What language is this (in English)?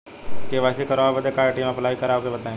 Bhojpuri